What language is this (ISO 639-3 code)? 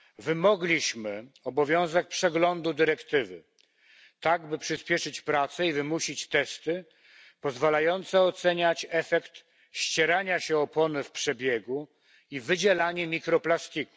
pol